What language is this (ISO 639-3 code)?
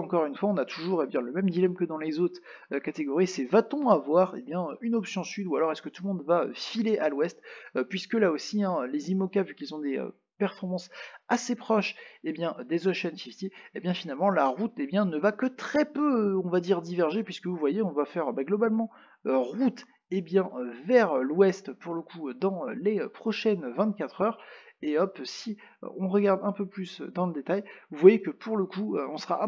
fra